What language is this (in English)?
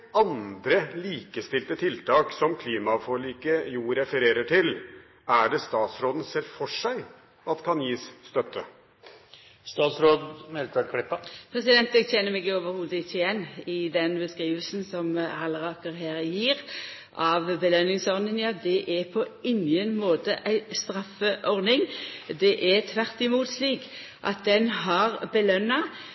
Norwegian